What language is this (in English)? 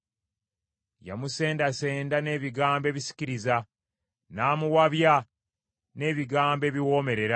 Ganda